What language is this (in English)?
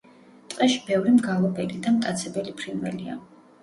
Georgian